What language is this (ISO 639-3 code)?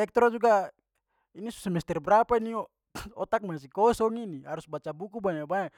pmy